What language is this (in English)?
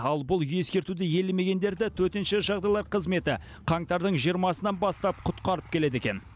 Kazakh